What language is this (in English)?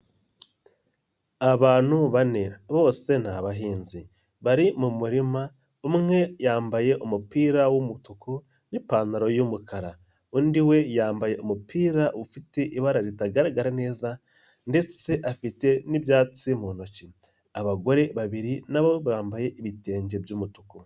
Kinyarwanda